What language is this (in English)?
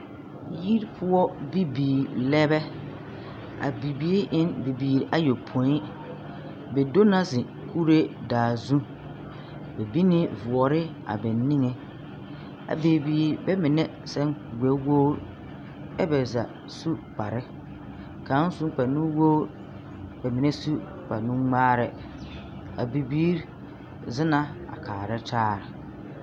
Southern Dagaare